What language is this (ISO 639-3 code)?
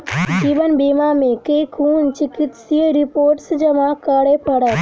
mai